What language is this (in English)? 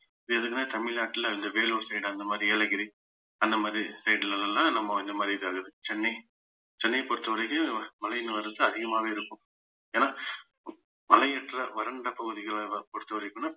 Tamil